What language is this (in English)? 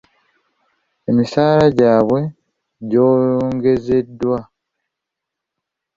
Ganda